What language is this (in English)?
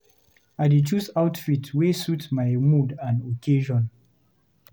Nigerian Pidgin